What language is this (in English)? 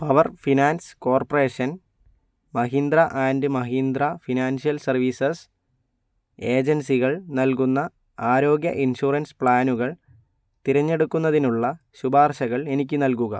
Malayalam